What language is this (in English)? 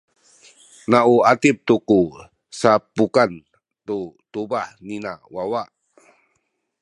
Sakizaya